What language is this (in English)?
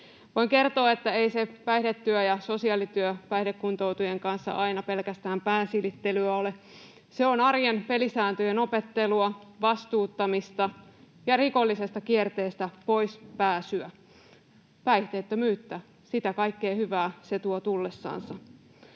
Finnish